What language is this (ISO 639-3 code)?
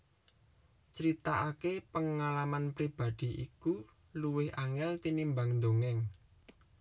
jav